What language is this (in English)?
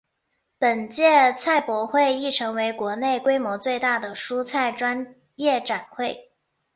Chinese